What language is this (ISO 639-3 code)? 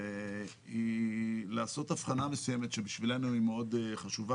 heb